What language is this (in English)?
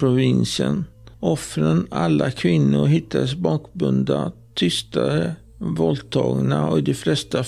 Swedish